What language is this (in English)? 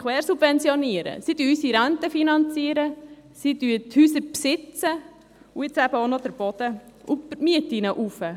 Swiss German